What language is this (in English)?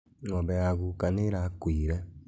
Kikuyu